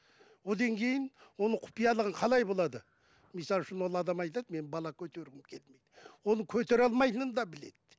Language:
Kazakh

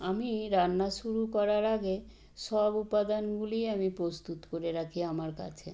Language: Bangla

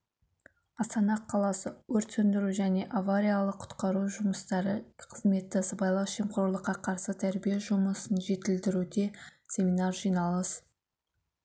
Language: Kazakh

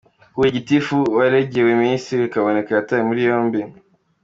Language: Kinyarwanda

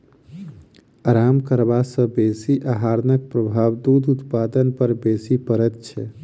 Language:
Maithili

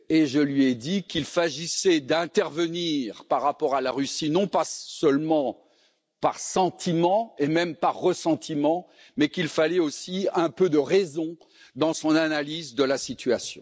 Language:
French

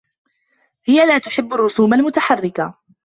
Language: Arabic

